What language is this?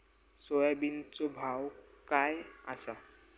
Marathi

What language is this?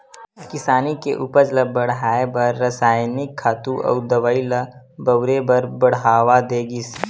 Chhattisgarhi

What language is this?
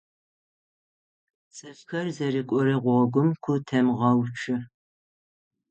Adyghe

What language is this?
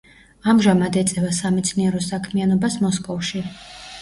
Georgian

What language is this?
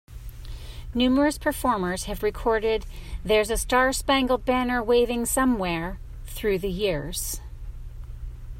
English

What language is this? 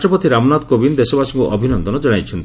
Odia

